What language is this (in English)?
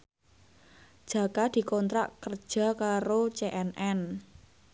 Javanese